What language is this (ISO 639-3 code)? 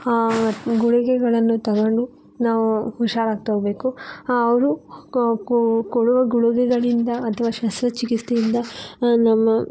kan